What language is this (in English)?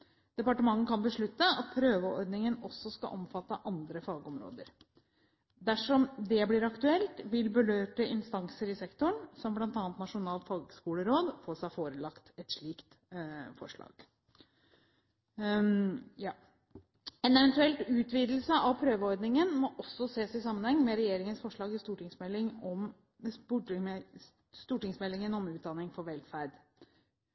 Norwegian Bokmål